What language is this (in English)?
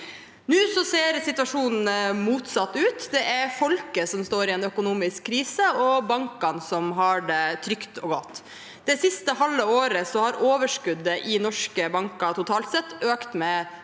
Norwegian